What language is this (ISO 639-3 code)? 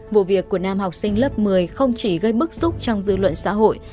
vie